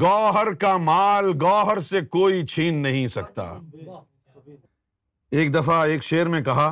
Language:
Urdu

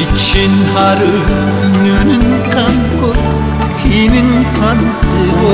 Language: Korean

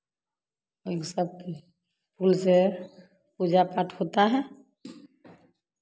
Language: Hindi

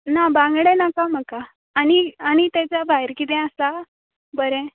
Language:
Konkani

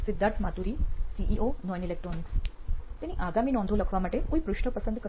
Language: Gujarati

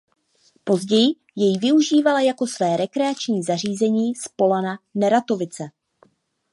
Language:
Czech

